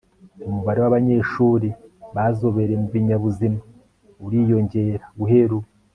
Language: Kinyarwanda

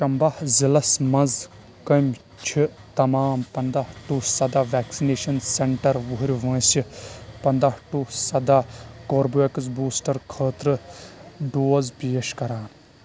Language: Kashmiri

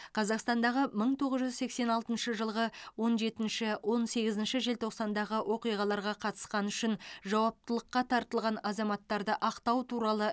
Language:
Kazakh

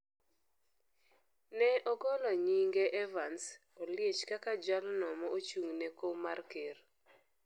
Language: Luo (Kenya and Tanzania)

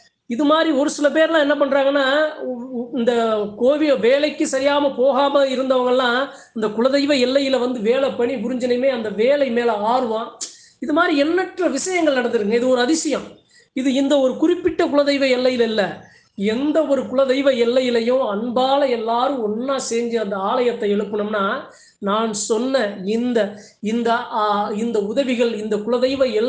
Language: Romanian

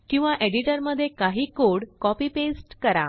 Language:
Marathi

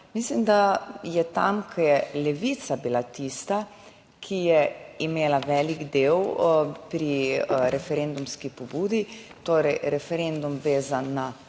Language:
Slovenian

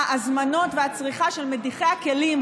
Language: Hebrew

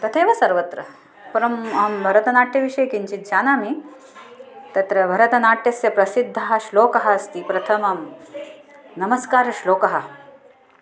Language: Sanskrit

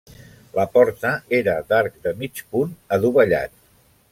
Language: Catalan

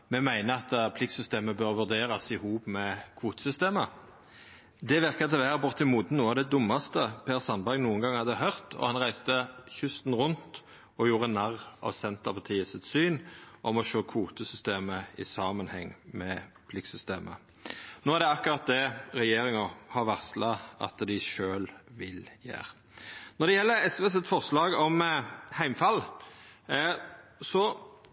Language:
Norwegian Nynorsk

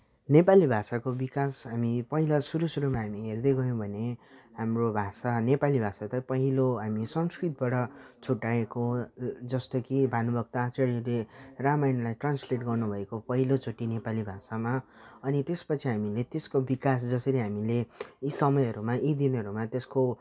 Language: Nepali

